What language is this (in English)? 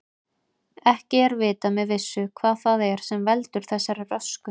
Icelandic